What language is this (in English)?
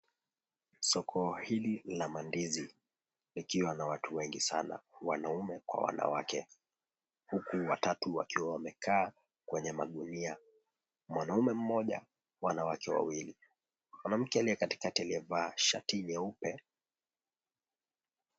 Swahili